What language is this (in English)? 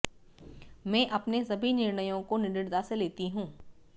Hindi